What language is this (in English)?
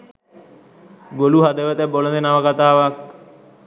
Sinhala